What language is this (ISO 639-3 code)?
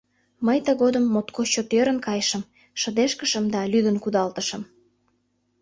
chm